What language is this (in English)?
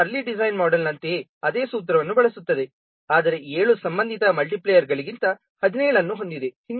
Kannada